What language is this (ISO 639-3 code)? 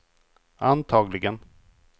swe